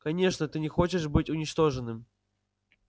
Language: Russian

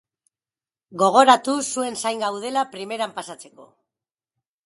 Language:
Basque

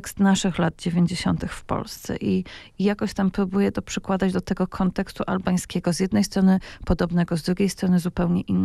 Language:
Polish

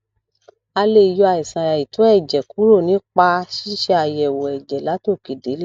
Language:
Yoruba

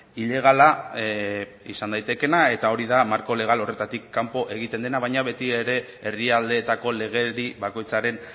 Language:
Basque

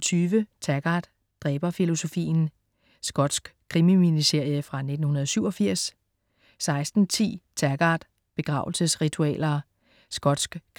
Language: Danish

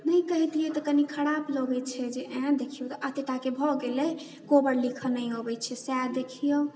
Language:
Maithili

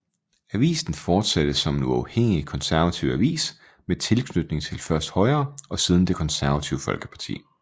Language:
Danish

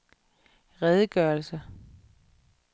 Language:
Danish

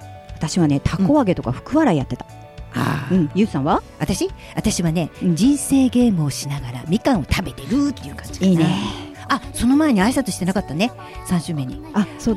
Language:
Japanese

